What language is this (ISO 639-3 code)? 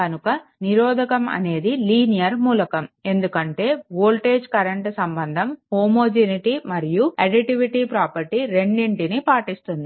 tel